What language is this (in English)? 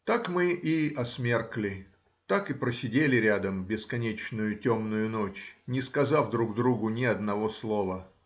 Russian